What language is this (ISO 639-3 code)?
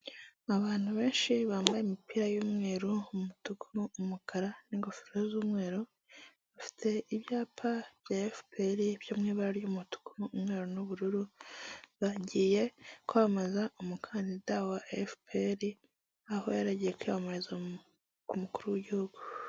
kin